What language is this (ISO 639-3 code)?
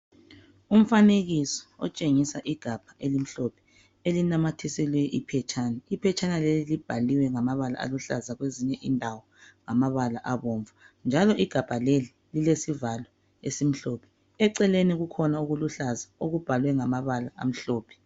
nde